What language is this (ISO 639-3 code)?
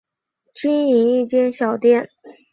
zho